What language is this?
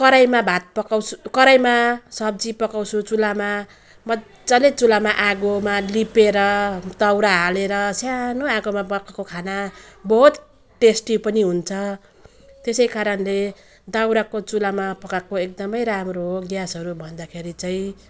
Nepali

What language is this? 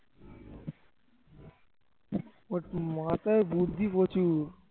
Bangla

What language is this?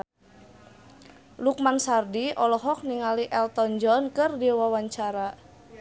Sundanese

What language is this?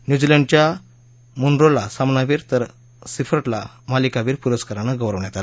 Marathi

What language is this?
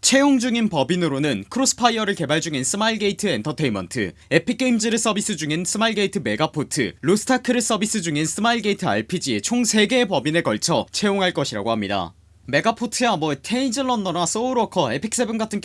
Korean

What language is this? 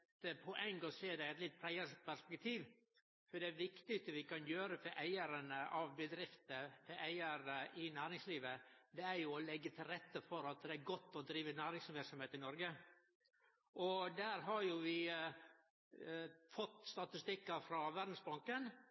Norwegian Nynorsk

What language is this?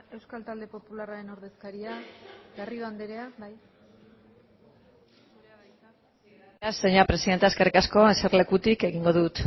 Basque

